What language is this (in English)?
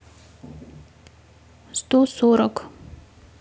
Russian